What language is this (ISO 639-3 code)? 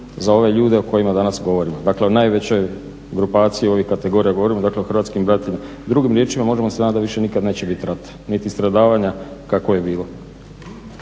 hrv